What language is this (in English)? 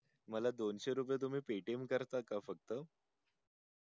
Marathi